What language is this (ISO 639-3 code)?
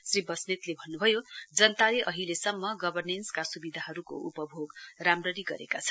nep